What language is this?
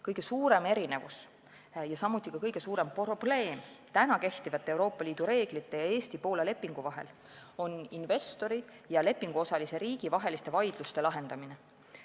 Estonian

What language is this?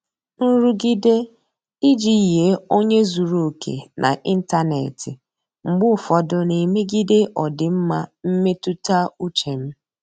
Igbo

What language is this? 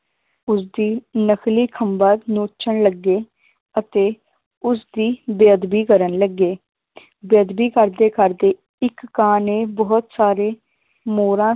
Punjabi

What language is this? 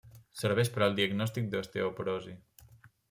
Catalan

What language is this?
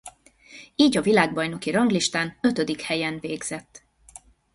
Hungarian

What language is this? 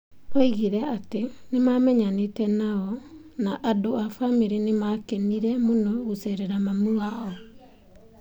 Kikuyu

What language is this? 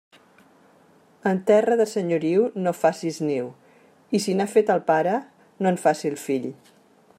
Catalan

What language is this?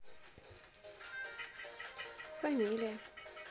Russian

